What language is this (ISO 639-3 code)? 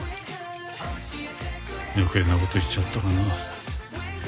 jpn